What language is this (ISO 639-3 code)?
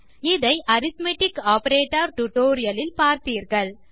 tam